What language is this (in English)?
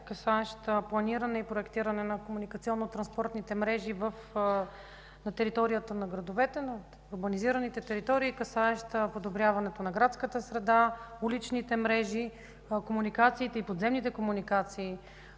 Bulgarian